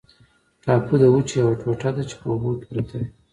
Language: Pashto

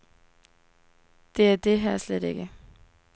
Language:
Danish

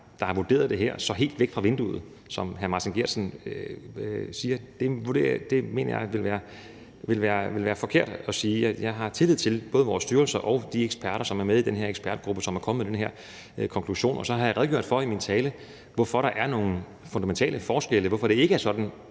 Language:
Danish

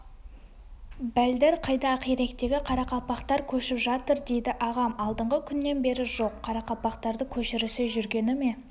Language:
Kazakh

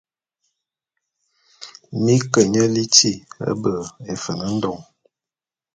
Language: Bulu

